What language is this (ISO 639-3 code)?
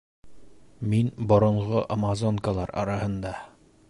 bak